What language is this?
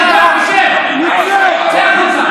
Hebrew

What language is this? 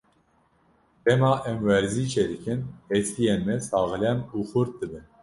Kurdish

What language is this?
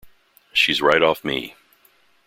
English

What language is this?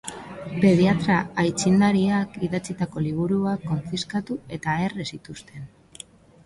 Basque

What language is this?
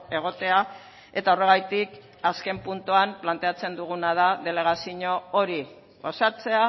Basque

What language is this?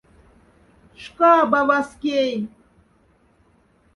Moksha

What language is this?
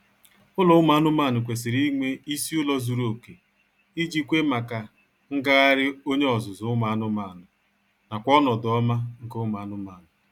Igbo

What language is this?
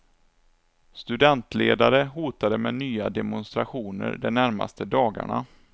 Swedish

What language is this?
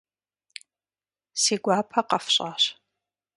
Kabardian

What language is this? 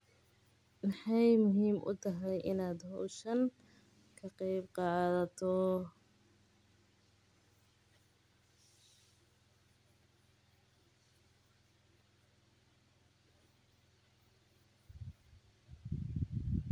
Somali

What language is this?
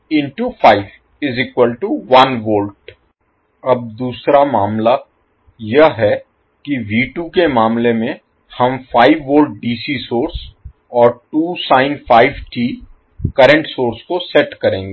Hindi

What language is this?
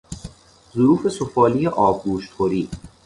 Persian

